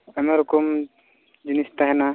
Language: Santali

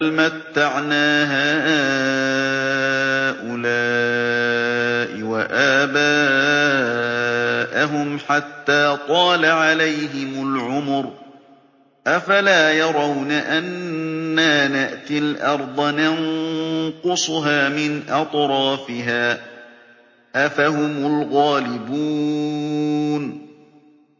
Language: Arabic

